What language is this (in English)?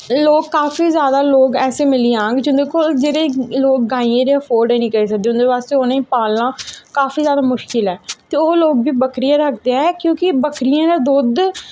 Dogri